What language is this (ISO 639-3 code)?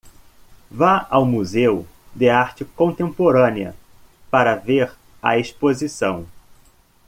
por